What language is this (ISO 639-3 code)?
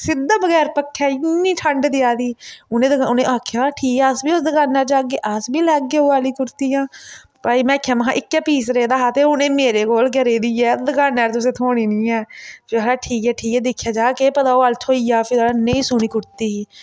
doi